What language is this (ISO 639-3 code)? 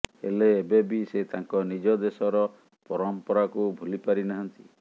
ori